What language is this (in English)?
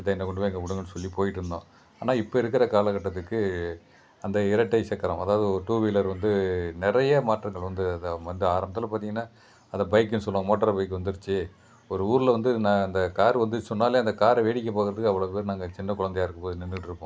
Tamil